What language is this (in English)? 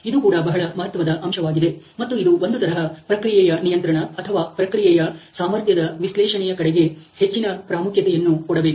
Kannada